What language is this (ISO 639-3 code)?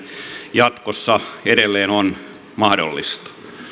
fin